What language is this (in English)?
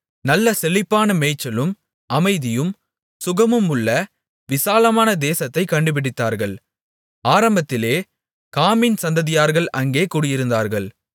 Tamil